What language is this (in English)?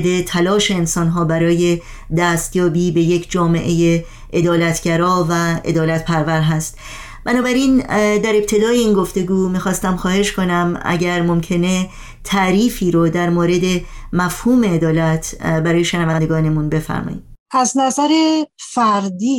Persian